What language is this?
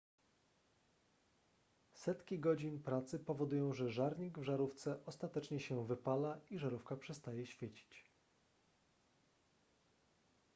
Polish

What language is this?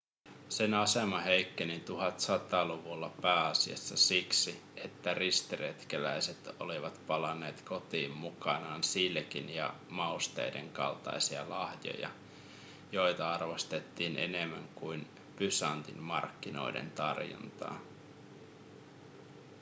Finnish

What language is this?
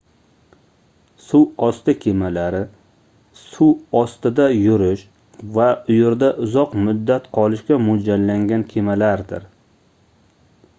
Uzbek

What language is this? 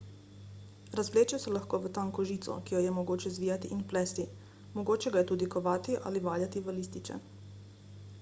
Slovenian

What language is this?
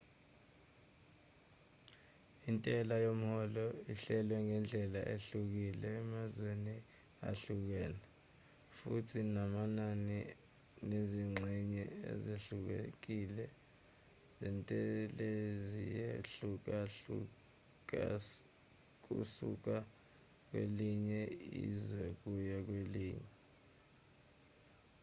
Zulu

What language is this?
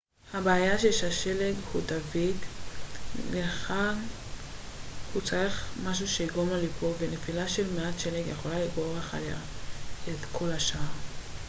Hebrew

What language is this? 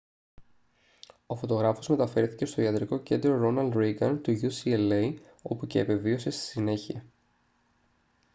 Greek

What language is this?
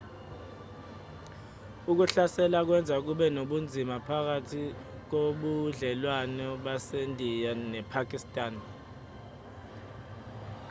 Zulu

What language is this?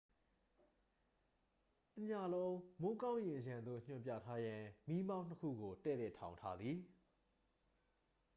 Burmese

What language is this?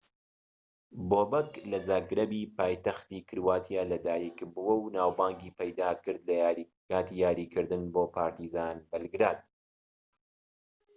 Central Kurdish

